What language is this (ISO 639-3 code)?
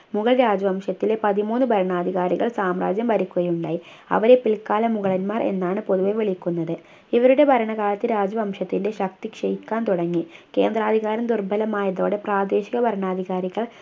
mal